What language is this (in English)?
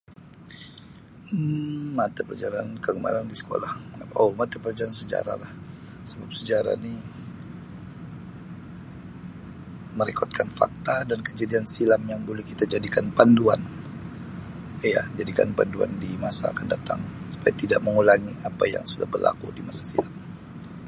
Sabah Malay